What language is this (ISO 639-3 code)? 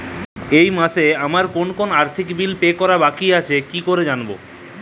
ben